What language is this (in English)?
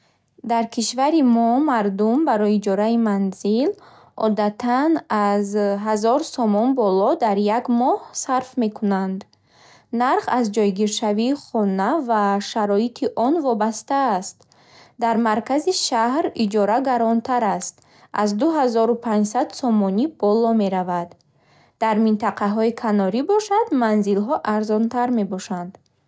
Bukharic